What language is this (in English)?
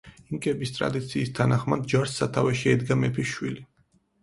Georgian